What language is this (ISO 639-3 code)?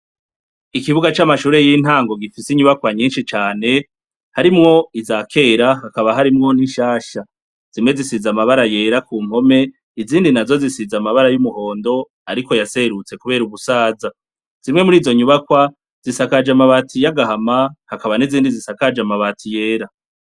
run